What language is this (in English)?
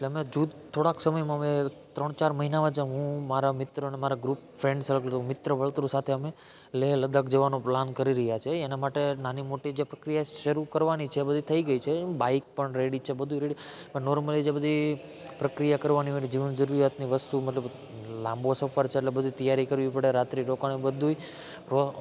Gujarati